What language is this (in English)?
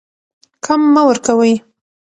Pashto